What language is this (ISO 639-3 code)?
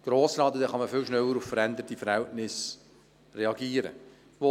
gsw